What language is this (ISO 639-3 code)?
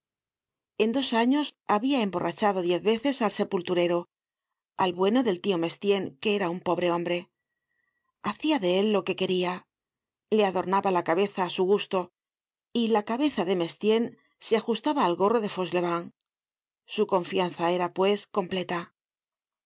spa